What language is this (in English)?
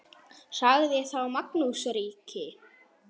Icelandic